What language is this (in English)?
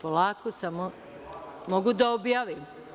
Serbian